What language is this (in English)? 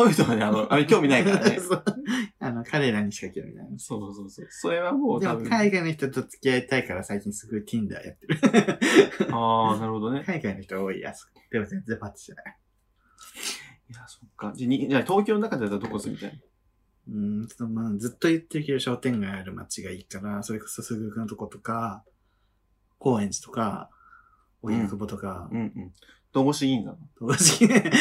Japanese